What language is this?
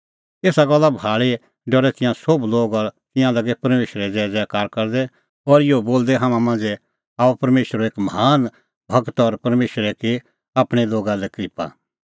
Kullu Pahari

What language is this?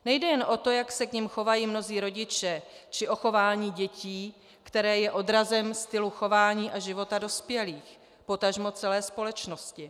Czech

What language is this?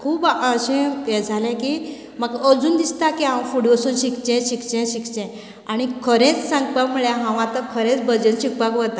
Konkani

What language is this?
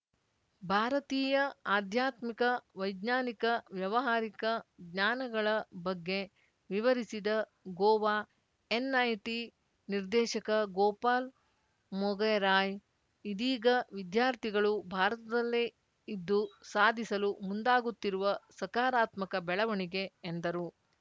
Kannada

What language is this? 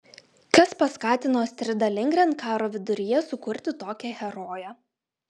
Lithuanian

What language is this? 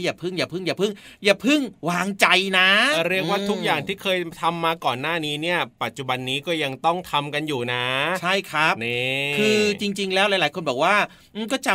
Thai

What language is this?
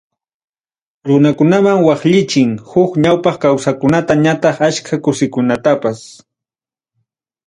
Ayacucho Quechua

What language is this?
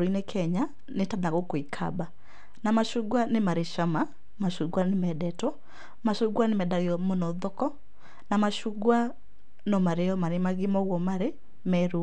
Kikuyu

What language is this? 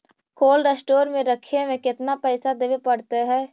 Magahi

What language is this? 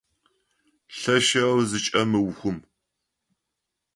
Adyghe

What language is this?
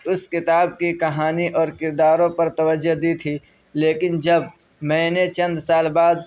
Urdu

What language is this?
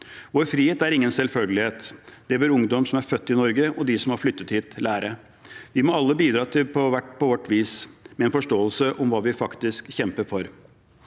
Norwegian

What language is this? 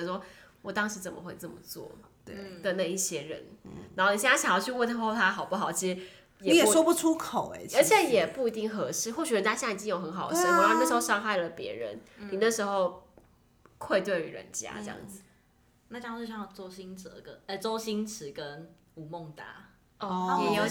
Chinese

